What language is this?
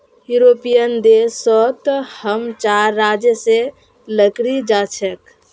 Magahi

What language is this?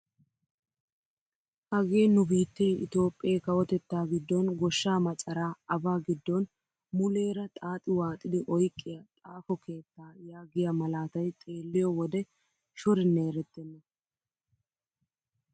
Wolaytta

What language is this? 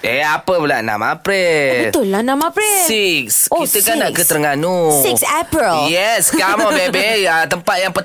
Malay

